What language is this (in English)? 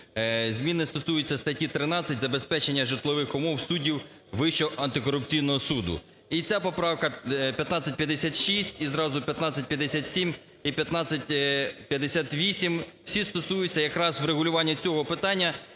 Ukrainian